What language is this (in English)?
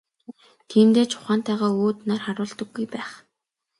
Mongolian